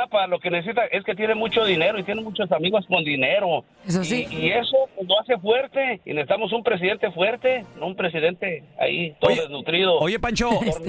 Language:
Spanish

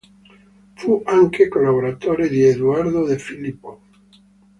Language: Italian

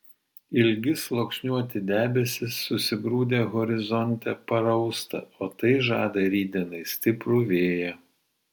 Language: Lithuanian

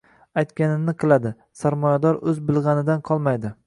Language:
Uzbek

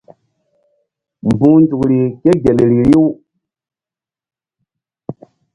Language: Mbum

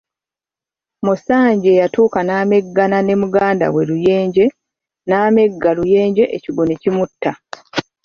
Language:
Ganda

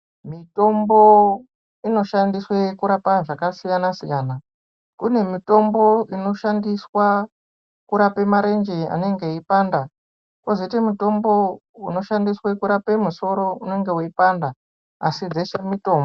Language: Ndau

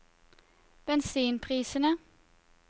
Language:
Norwegian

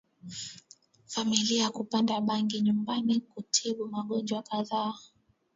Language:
Swahili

